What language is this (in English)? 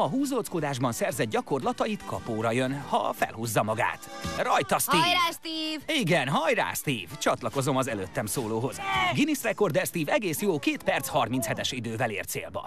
Hungarian